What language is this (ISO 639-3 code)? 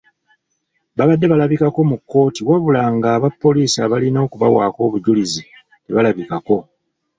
lug